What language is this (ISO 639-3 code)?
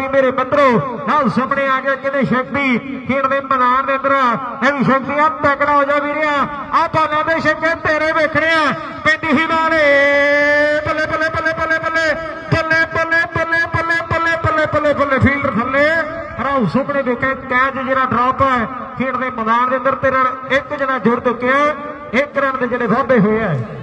pan